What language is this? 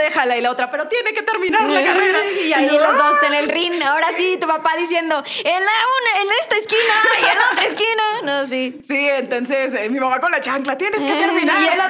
Spanish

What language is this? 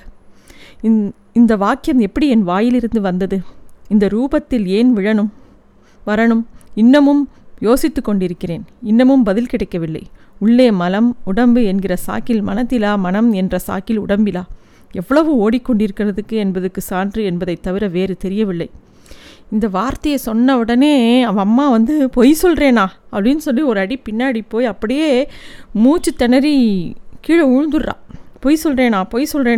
Tamil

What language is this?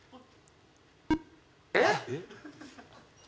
Japanese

